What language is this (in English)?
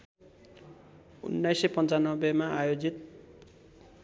Nepali